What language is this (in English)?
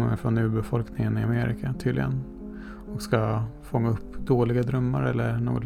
Swedish